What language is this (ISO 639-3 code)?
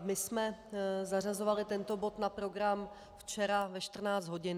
ces